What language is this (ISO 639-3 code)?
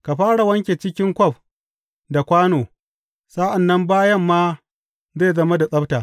hau